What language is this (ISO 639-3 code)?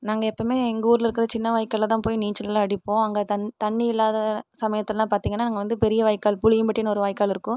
tam